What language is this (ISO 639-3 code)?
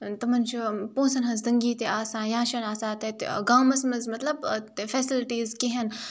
kas